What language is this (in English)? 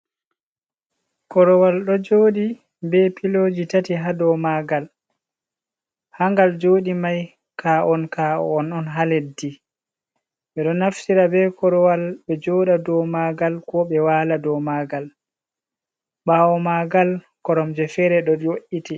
Fula